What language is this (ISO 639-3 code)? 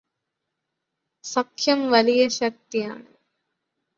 mal